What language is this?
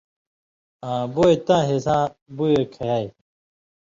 Indus Kohistani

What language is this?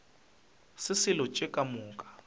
Northern Sotho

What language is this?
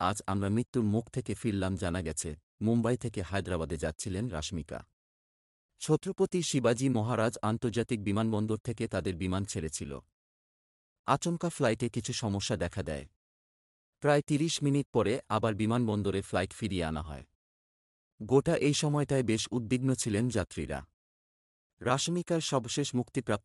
Arabic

